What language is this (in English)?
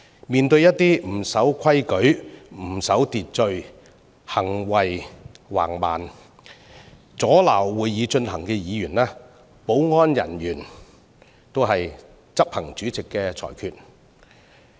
Cantonese